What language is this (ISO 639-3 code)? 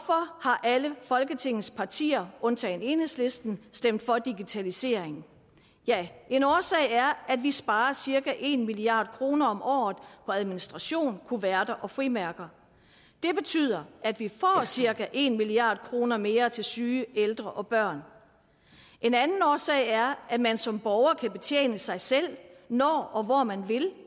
dan